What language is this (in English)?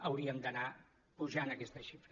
Catalan